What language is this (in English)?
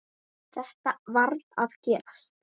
Icelandic